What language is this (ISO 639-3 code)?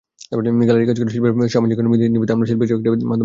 ben